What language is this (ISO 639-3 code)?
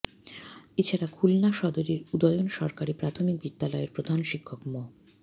ben